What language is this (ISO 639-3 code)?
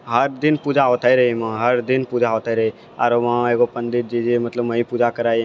mai